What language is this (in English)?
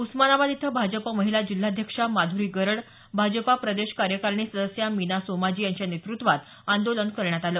Marathi